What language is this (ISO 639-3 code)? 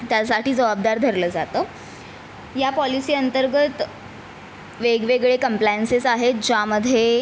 mar